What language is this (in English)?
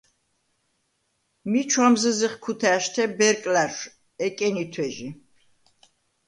Svan